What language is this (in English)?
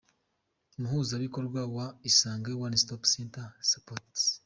Kinyarwanda